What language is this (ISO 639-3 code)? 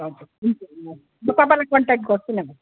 nep